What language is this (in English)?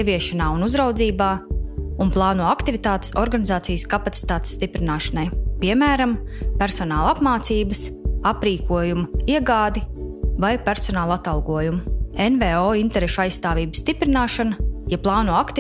Russian